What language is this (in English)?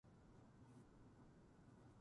Japanese